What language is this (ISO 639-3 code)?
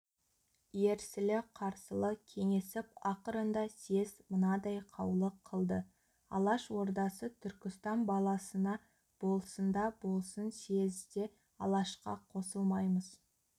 kaz